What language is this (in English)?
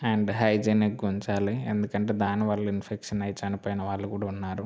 Telugu